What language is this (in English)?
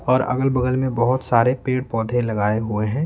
Hindi